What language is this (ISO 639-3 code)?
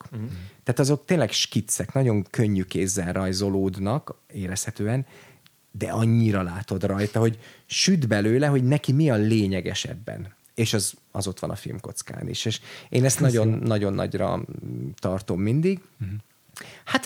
hun